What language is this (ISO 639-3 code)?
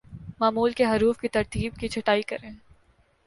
urd